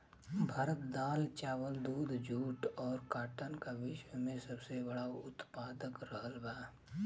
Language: Bhojpuri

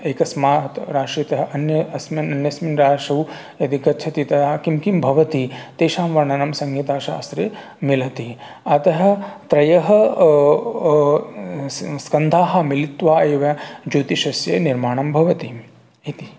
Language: Sanskrit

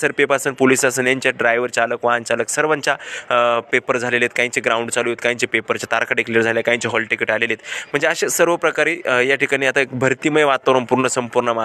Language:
Romanian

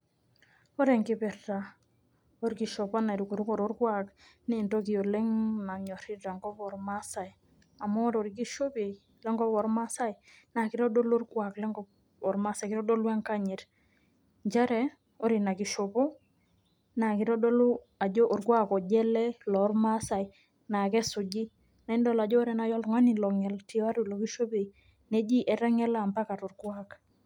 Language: Masai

